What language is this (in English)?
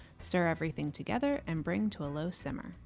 English